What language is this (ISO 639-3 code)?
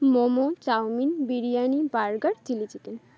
ben